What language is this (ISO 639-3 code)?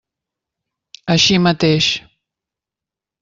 cat